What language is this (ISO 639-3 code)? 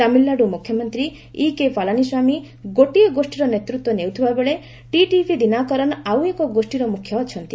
ori